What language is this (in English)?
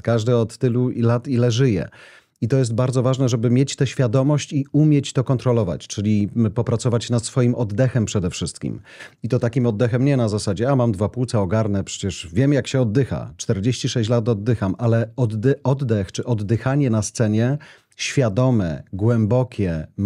Polish